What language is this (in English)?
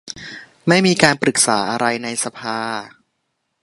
Thai